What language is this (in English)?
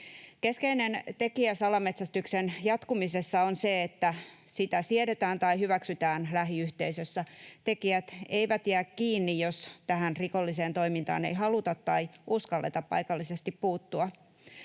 Finnish